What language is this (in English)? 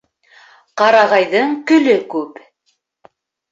Bashkir